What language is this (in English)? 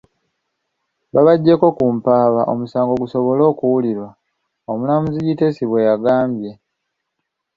Ganda